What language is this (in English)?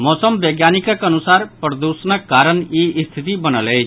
Maithili